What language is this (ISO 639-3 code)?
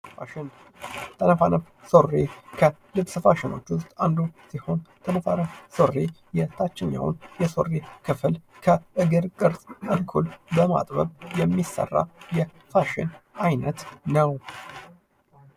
amh